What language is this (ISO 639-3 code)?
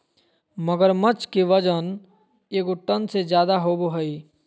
mag